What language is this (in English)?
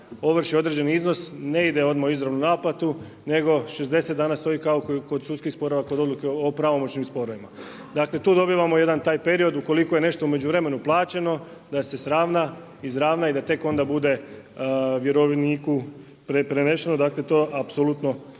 Croatian